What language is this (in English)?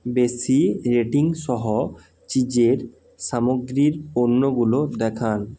Bangla